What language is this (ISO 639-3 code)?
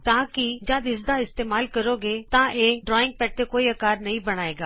pan